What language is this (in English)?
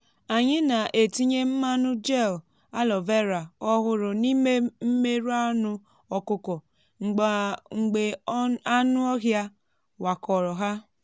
Igbo